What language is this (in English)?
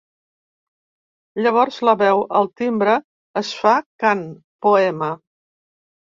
Catalan